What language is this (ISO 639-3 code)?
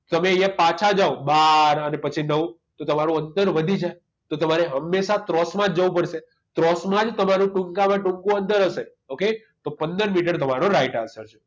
guj